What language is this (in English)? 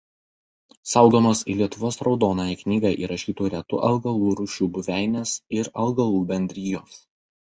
Lithuanian